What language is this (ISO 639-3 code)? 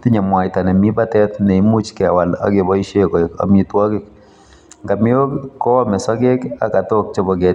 kln